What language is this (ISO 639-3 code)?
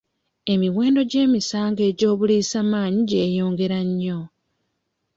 lug